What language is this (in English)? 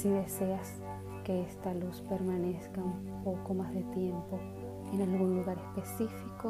Spanish